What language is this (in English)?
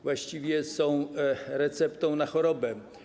Polish